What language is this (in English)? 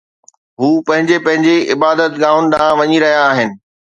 Sindhi